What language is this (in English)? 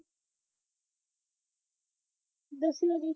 Punjabi